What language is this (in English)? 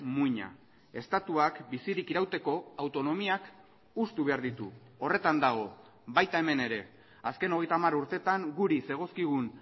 Basque